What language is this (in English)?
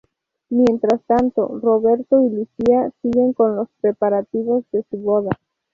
Spanish